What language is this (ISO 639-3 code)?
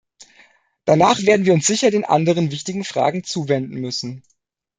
deu